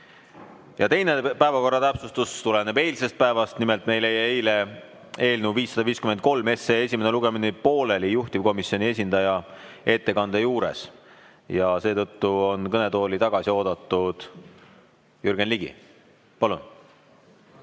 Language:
Estonian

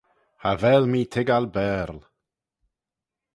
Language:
Manx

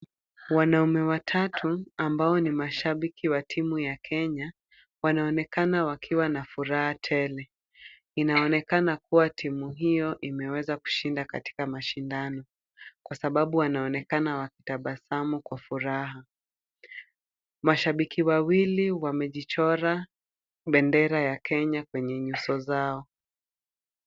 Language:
Swahili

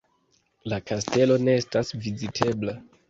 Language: Esperanto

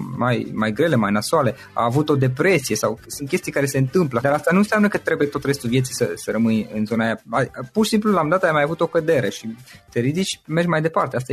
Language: Romanian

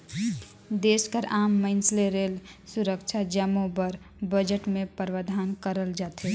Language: Chhattisgarhi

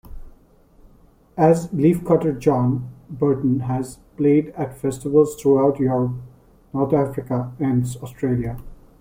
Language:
English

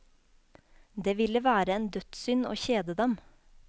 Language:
Norwegian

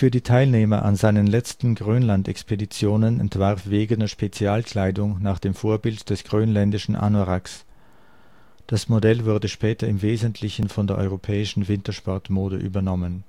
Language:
German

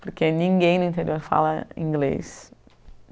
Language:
Portuguese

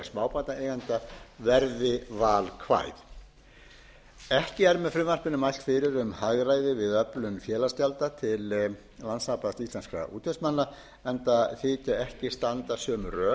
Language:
Icelandic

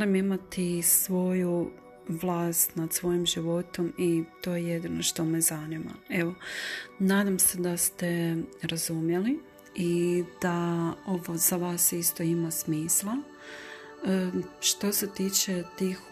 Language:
Croatian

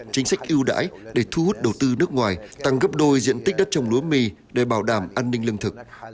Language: Vietnamese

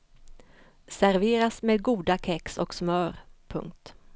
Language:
Swedish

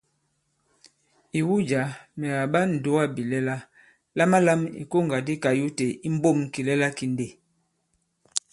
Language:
Bankon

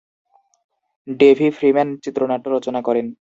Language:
Bangla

